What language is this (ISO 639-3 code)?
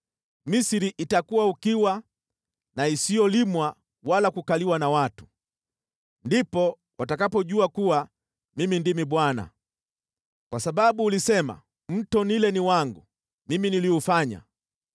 swa